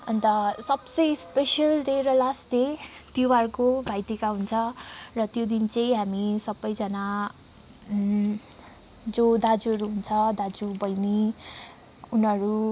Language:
Nepali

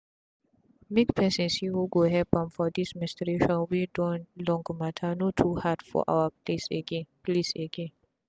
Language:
Nigerian Pidgin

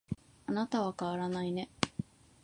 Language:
Japanese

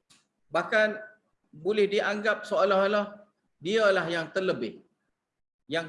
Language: Malay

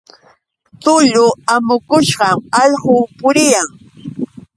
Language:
Yauyos Quechua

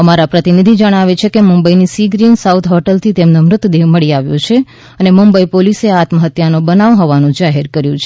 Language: Gujarati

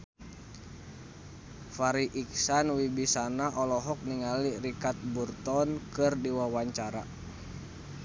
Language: Sundanese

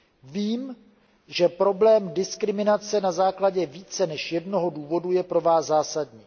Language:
Czech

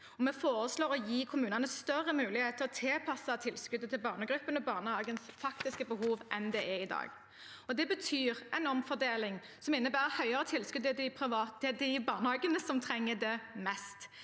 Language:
Norwegian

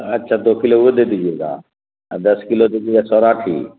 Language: Urdu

